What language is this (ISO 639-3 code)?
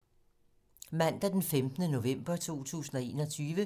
dan